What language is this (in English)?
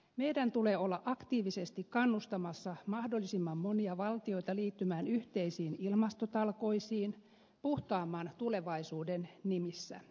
Finnish